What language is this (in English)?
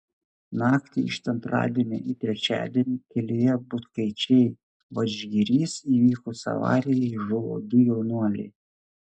Lithuanian